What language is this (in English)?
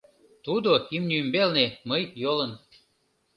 Mari